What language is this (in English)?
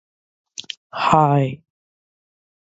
English